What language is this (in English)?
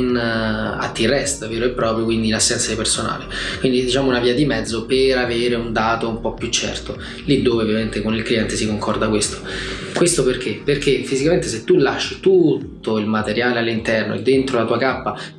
Italian